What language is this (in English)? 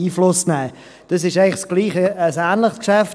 Swiss German